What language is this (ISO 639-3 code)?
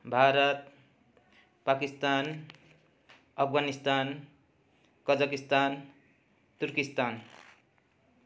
nep